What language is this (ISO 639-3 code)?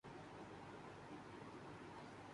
urd